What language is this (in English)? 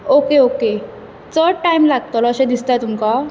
Konkani